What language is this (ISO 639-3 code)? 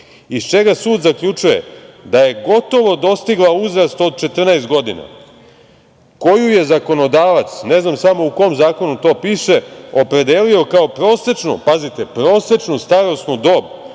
srp